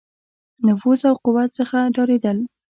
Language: Pashto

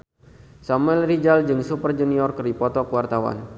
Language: Sundanese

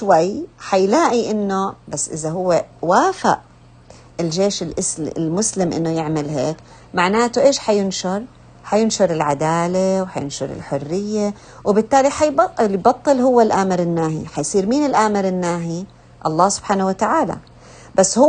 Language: Arabic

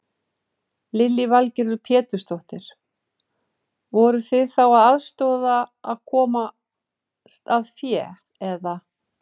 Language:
Icelandic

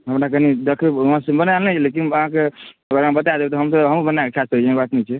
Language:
Maithili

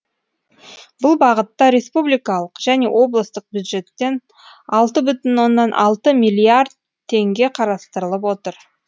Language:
Kazakh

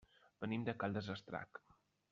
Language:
Catalan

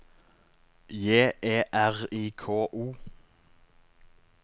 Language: Norwegian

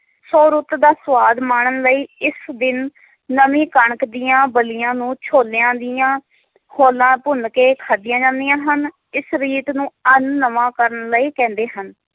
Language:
Punjabi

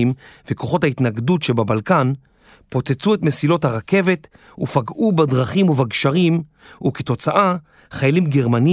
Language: Hebrew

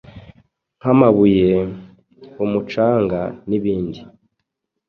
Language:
Kinyarwanda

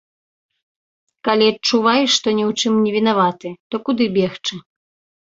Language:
Belarusian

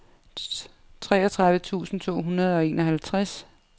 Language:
Danish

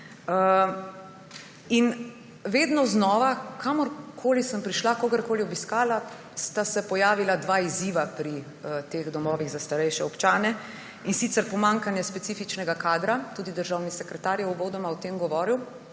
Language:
Slovenian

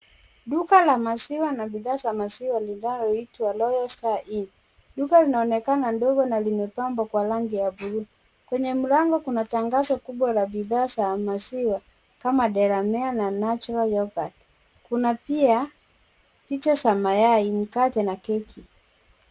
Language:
Swahili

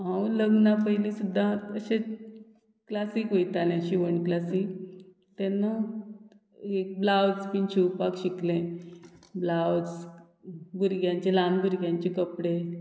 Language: Konkani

